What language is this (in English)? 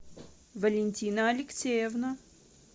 Russian